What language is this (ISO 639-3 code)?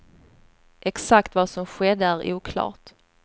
swe